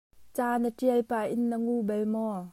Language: Hakha Chin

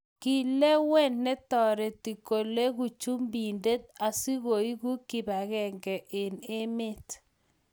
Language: Kalenjin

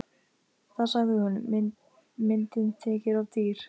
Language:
Icelandic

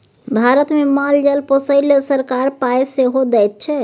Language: Maithili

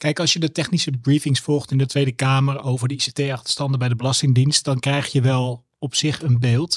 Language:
Dutch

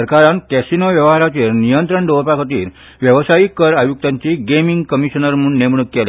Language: Konkani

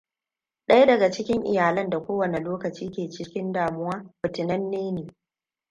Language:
Hausa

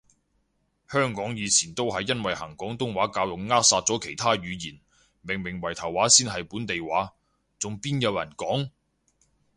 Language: Cantonese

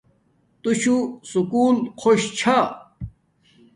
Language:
Domaaki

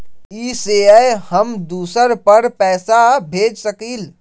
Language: Magahi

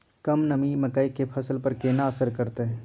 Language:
Maithili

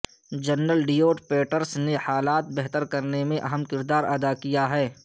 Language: Urdu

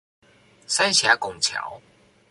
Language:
Chinese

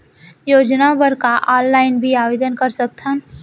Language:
Chhattisgarhi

